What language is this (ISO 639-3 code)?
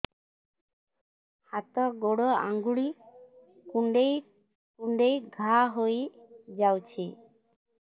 ori